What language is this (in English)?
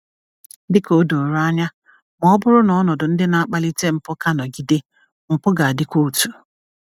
Igbo